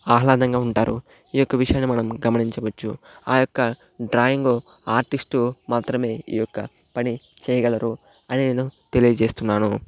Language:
Telugu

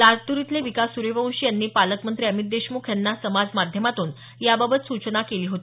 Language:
Marathi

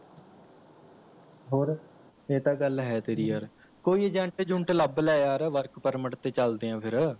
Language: Punjabi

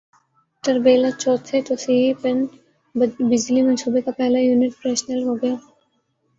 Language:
Urdu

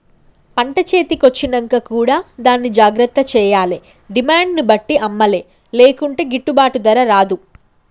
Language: Telugu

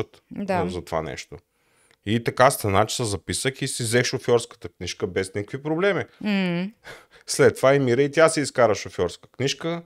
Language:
Bulgarian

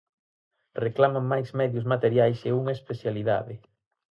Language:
Galician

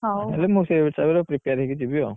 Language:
Odia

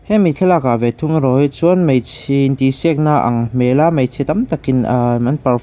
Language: Mizo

